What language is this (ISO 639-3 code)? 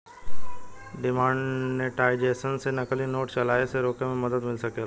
bho